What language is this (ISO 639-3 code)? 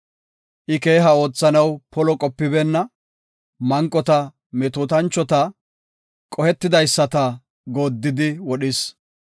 gof